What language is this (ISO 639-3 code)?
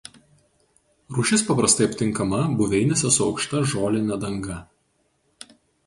lit